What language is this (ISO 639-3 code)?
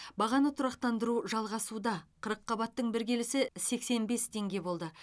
kaz